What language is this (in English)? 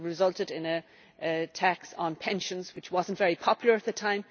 English